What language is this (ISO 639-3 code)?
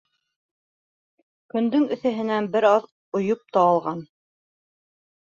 bak